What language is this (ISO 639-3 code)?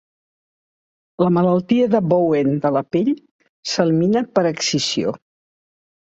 cat